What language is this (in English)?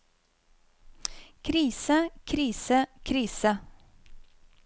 Norwegian